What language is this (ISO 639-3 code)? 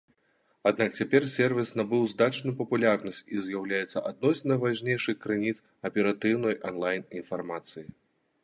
bel